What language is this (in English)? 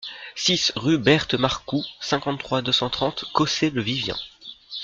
French